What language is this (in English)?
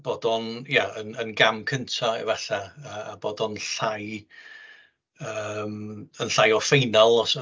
Welsh